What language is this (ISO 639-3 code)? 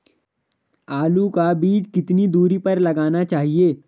hin